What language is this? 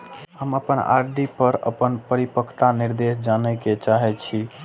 Maithili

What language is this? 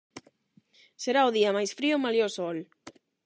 Galician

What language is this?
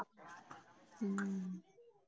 Punjabi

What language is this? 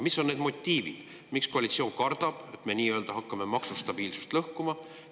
Estonian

